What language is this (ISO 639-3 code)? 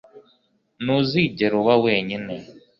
kin